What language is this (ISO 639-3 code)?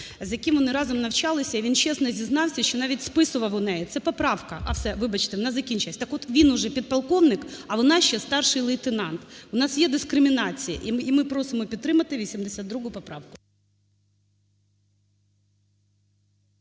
ukr